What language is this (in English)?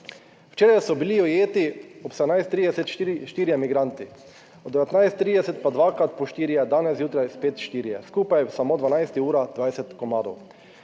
Slovenian